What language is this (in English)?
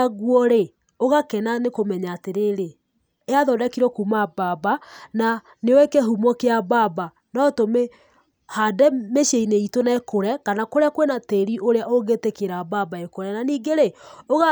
Kikuyu